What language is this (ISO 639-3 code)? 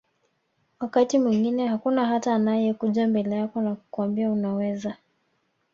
swa